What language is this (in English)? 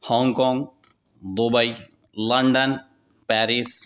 Urdu